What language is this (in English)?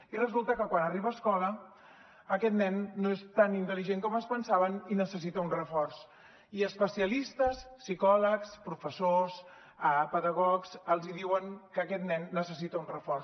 Catalan